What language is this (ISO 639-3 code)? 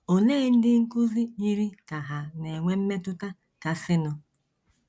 ibo